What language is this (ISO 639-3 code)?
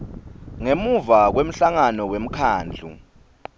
ssw